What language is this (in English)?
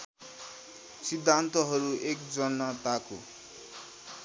Nepali